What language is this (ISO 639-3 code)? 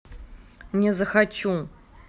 rus